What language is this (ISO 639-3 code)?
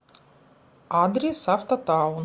rus